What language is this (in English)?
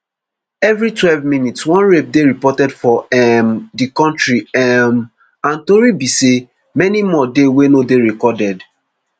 Nigerian Pidgin